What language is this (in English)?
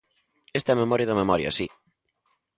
Galician